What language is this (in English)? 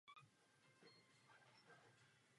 Czech